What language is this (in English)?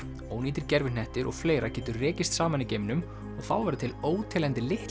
Icelandic